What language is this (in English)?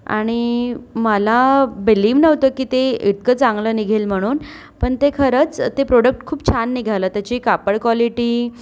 Marathi